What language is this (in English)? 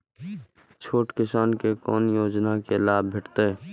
Maithili